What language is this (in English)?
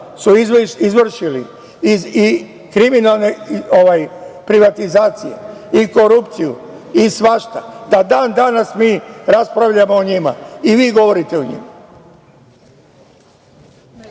Serbian